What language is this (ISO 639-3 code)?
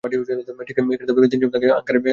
ben